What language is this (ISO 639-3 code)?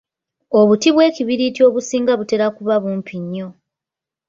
lug